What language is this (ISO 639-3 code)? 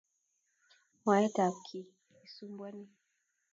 kln